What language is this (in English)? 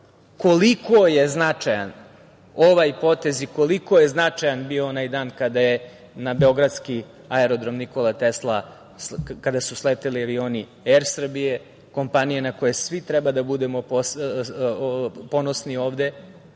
Serbian